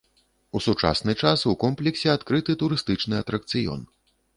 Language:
Belarusian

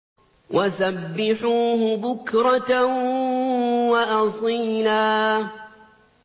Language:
Arabic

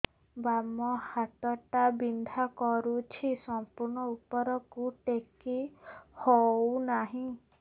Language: Odia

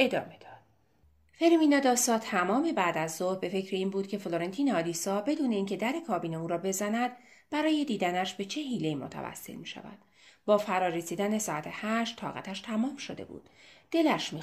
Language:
Persian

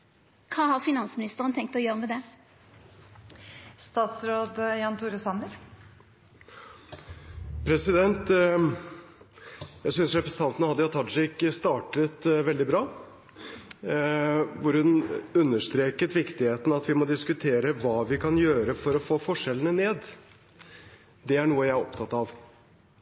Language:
Norwegian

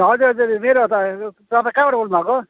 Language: Nepali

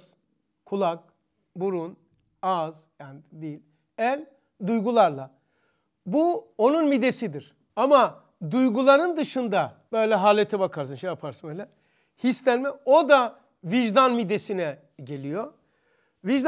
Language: Turkish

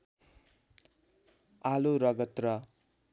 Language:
Nepali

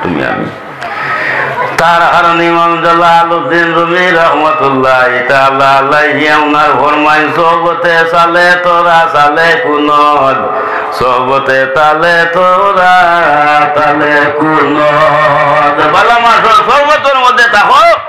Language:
Indonesian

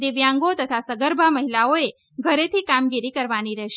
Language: Gujarati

